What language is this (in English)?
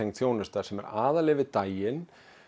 Icelandic